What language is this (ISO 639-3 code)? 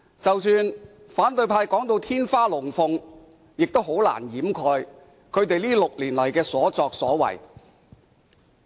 yue